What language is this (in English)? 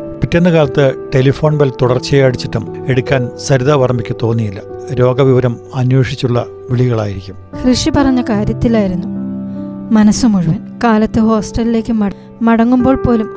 Malayalam